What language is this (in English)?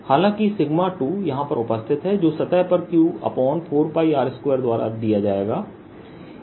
Hindi